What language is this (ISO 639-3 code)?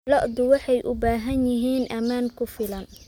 som